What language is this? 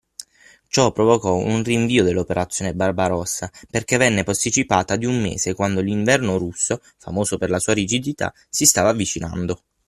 Italian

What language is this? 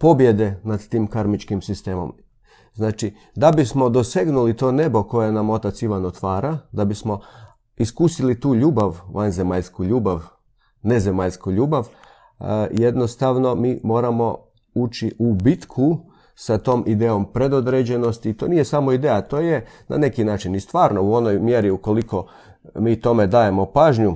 Croatian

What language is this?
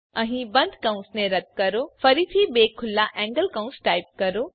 Gujarati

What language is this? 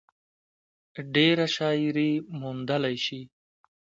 Pashto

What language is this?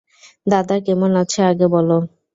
Bangla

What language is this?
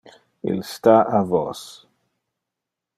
Interlingua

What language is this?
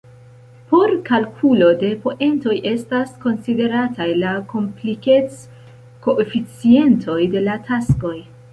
Esperanto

